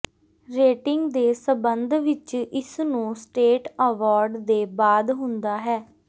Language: Punjabi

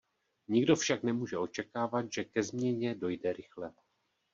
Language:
Czech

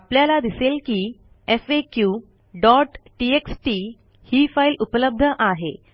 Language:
Marathi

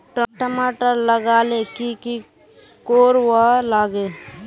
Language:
Magahi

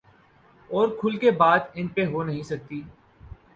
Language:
Urdu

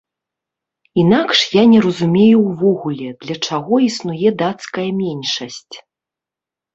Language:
Belarusian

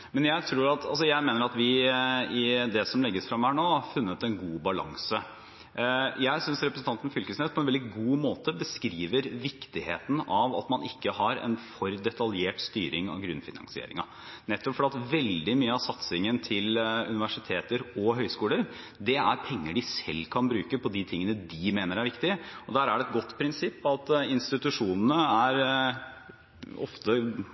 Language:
Norwegian Bokmål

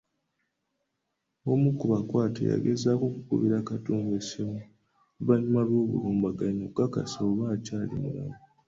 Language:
Ganda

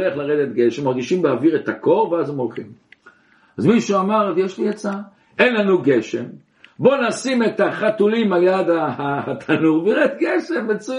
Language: Hebrew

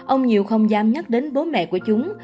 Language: Vietnamese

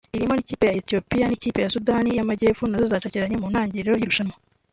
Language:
Kinyarwanda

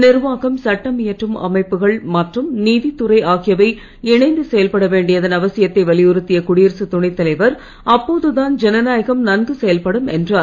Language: Tamil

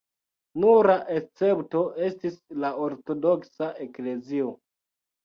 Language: Esperanto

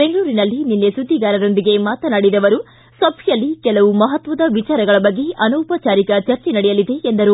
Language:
Kannada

